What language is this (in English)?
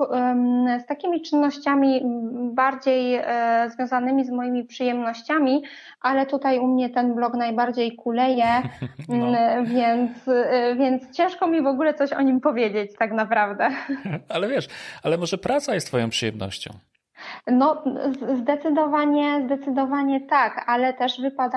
Polish